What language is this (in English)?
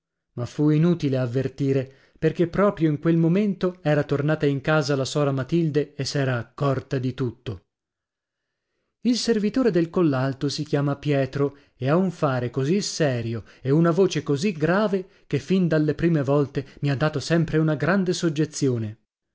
Italian